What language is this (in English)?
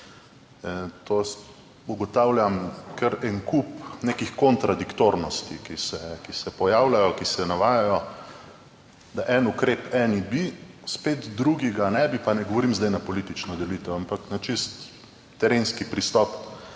Slovenian